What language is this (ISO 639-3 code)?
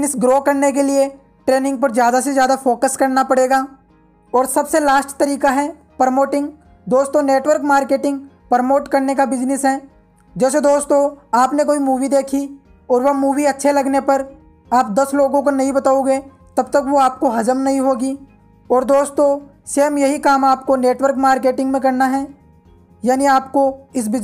hin